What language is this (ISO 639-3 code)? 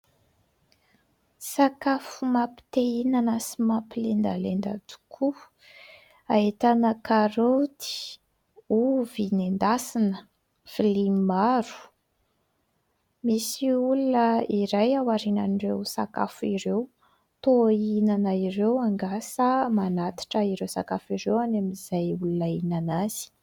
mlg